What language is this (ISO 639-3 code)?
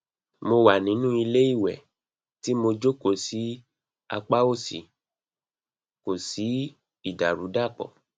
yor